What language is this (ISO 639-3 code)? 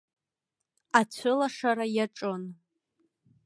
abk